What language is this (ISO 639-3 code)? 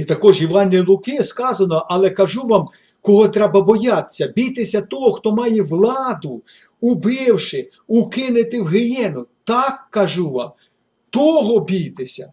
ukr